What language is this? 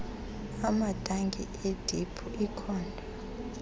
Xhosa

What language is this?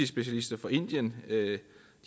Danish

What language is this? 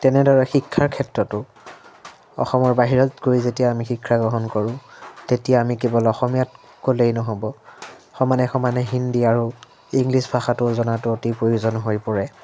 Assamese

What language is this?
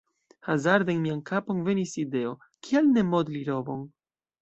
Esperanto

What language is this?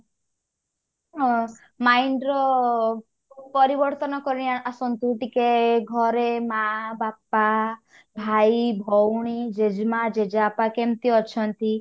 Odia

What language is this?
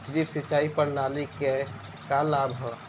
Bhojpuri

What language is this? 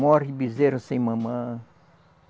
Portuguese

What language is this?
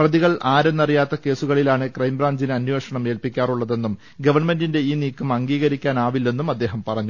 Malayalam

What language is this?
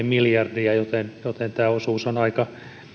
Finnish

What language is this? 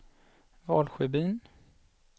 Swedish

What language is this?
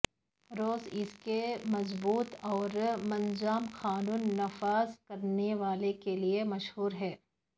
Urdu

